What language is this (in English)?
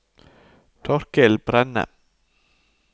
Norwegian